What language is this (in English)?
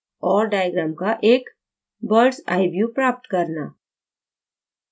Hindi